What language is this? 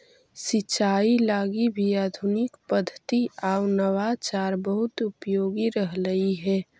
Magahi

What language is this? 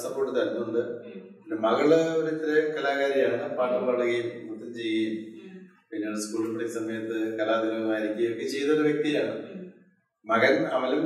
Malayalam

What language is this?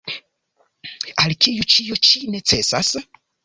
Esperanto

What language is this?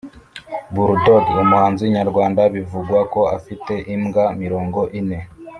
Kinyarwanda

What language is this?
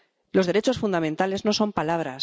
Spanish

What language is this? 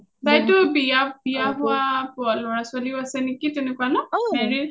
Assamese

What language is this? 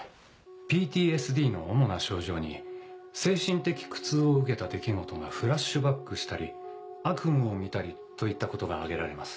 Japanese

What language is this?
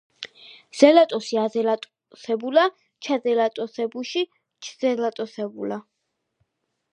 Georgian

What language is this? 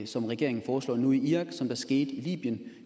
Danish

